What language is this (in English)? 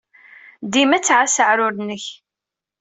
Kabyle